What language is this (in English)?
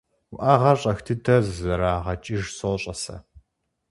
Kabardian